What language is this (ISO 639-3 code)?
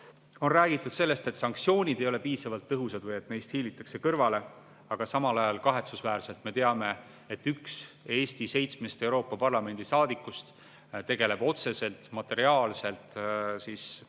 est